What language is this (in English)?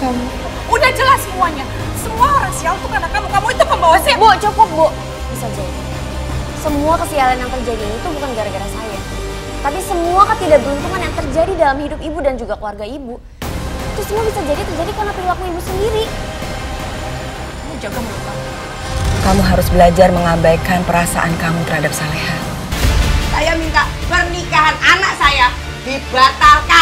Indonesian